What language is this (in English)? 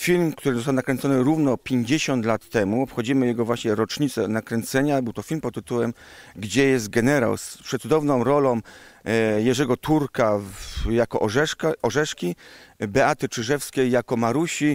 Polish